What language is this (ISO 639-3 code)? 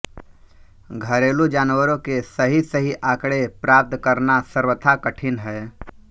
hin